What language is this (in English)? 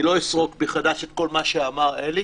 Hebrew